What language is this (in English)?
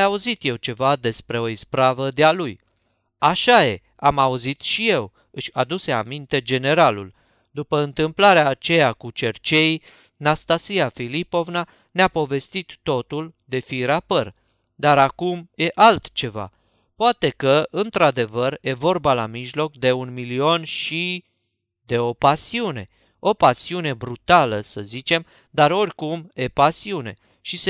Romanian